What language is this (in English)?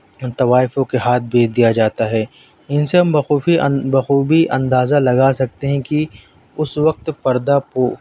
Urdu